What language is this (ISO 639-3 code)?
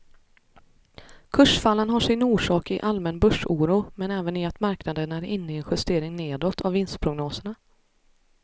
swe